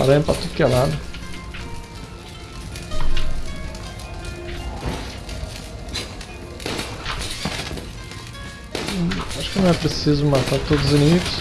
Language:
Portuguese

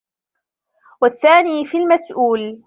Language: Arabic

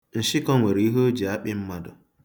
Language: Igbo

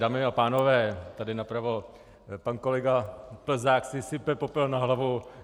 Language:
Czech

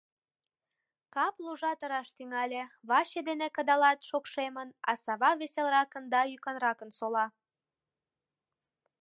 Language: Mari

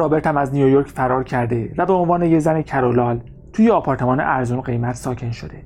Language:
Persian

